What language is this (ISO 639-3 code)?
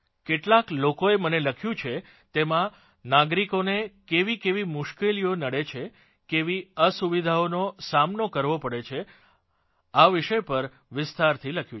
guj